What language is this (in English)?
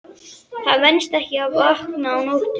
Icelandic